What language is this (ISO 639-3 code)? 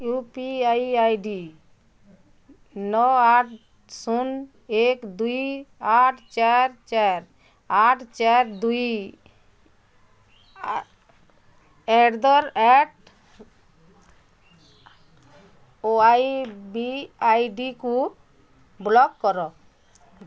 ori